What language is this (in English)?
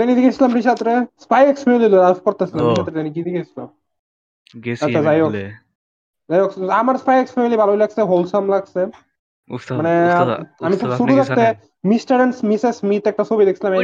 Bangla